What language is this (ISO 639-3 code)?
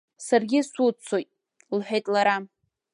abk